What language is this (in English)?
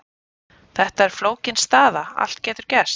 Icelandic